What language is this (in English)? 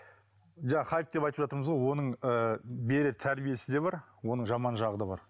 Kazakh